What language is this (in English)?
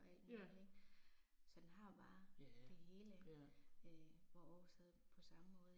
Danish